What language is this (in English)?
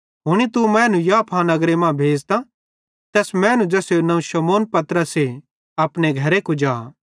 Bhadrawahi